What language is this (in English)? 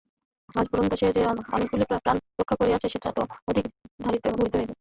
Bangla